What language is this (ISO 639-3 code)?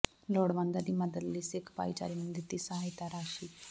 pan